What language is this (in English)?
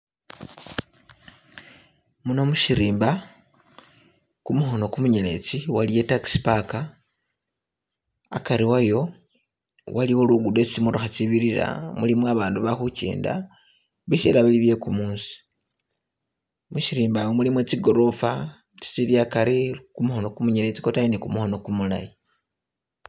Masaaba